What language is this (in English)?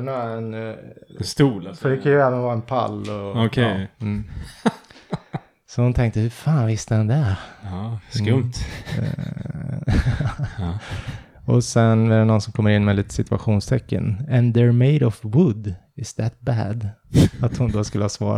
Swedish